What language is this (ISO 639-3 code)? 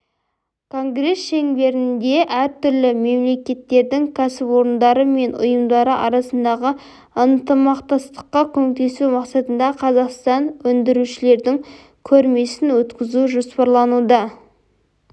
kaz